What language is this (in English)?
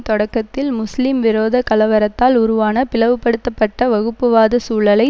Tamil